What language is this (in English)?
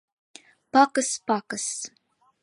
Mari